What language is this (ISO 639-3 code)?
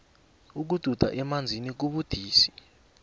nbl